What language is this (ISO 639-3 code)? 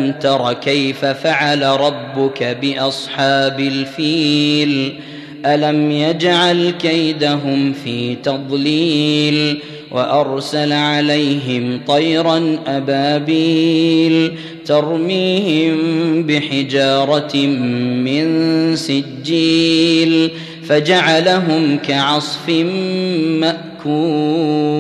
ara